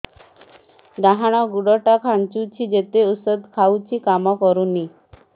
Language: Odia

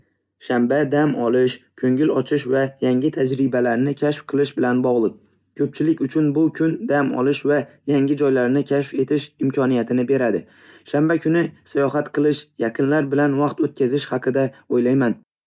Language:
Uzbek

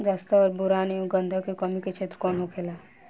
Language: Bhojpuri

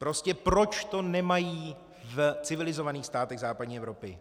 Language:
Czech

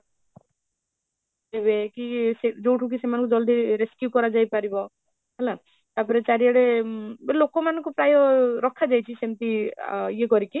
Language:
Odia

